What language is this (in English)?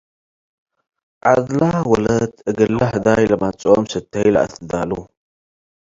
Tigre